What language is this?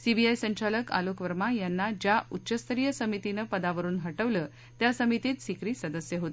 Marathi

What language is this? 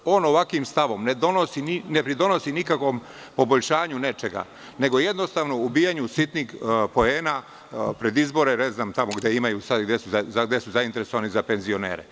Serbian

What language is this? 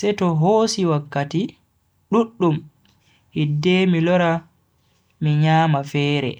Bagirmi Fulfulde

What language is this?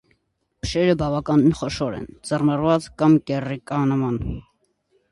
Armenian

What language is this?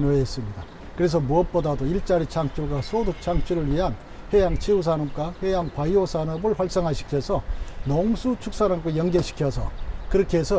Korean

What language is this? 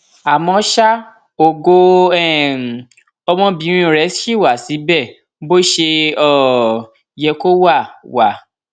Yoruba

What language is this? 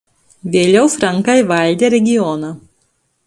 Lithuanian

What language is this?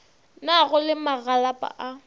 Northern Sotho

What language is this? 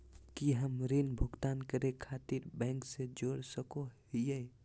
Magahi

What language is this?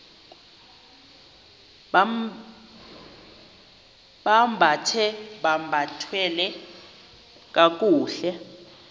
Xhosa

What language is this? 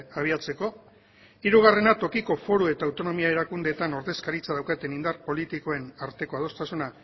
Basque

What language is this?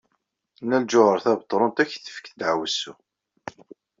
Kabyle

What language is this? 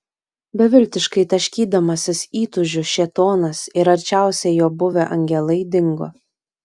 Lithuanian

